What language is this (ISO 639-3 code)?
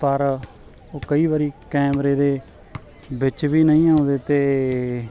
pan